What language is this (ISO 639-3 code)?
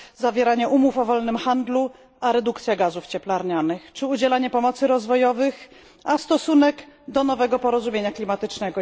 pol